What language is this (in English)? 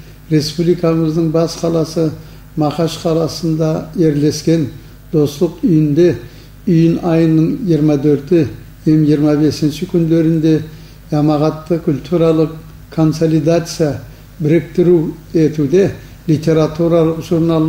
Turkish